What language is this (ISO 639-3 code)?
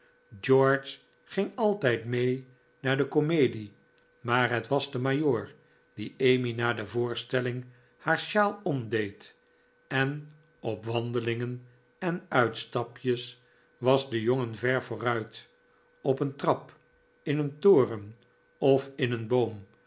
nld